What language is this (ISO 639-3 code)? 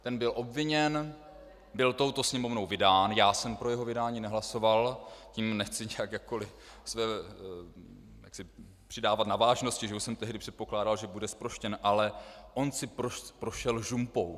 ces